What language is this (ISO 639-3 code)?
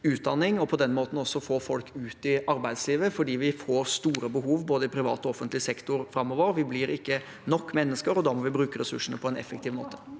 nor